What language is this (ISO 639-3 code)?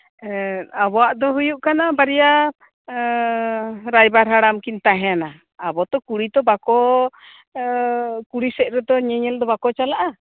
sat